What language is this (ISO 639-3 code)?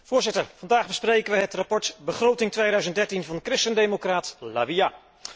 nld